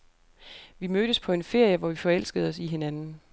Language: Danish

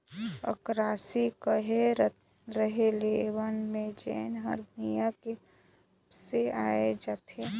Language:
Chhattisgarhi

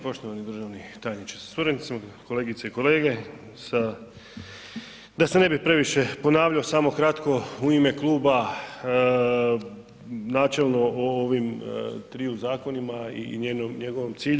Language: Croatian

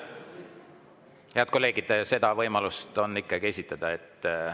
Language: Estonian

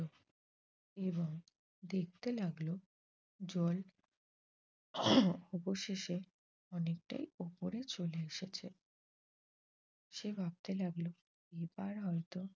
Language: Bangla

